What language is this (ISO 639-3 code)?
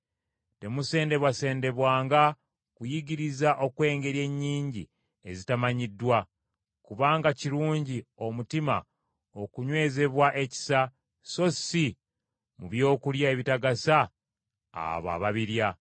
lug